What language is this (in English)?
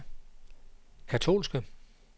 Danish